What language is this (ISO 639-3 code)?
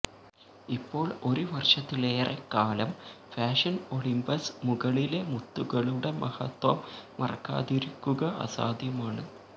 mal